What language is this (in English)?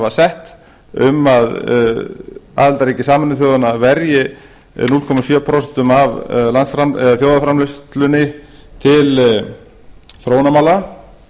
Icelandic